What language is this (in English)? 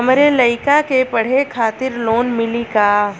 Bhojpuri